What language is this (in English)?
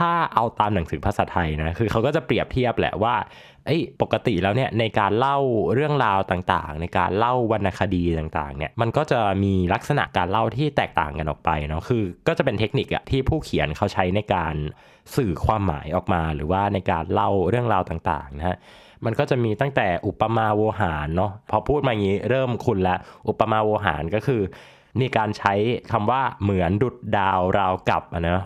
Thai